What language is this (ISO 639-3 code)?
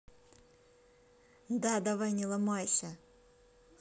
rus